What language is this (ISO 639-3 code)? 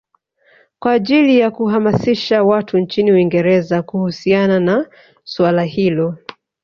swa